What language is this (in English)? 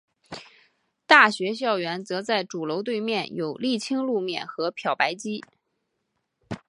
Chinese